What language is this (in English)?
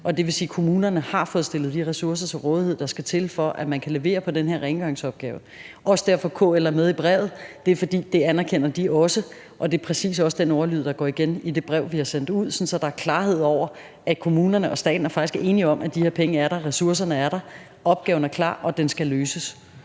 Danish